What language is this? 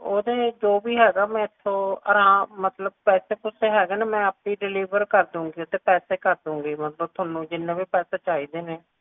Punjabi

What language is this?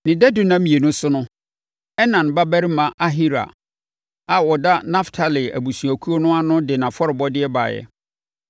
Akan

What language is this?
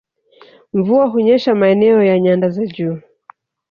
Swahili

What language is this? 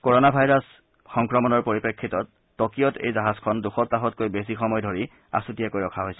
Assamese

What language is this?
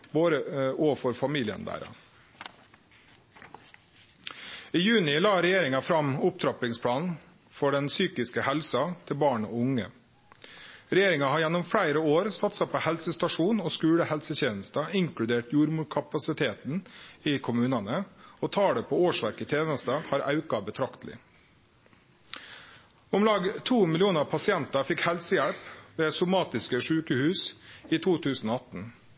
Norwegian Nynorsk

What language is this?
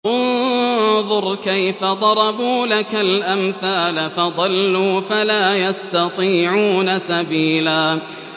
Arabic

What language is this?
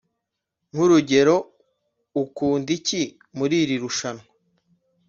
Kinyarwanda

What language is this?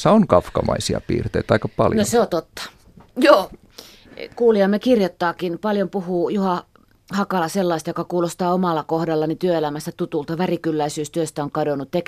Finnish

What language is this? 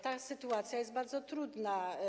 Polish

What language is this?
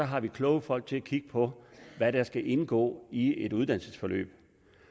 Danish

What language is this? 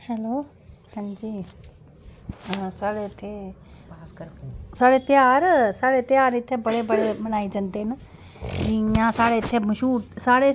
Dogri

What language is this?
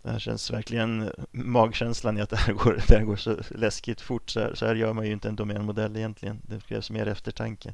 Swedish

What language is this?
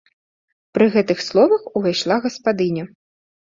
Belarusian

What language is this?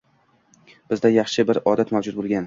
Uzbek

